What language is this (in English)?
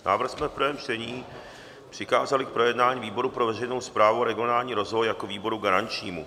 Czech